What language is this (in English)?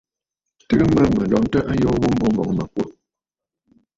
Bafut